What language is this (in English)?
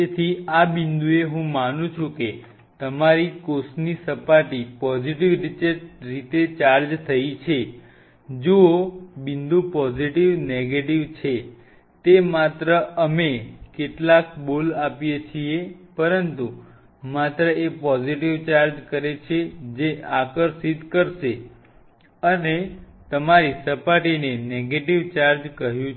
Gujarati